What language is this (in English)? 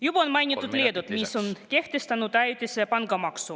Estonian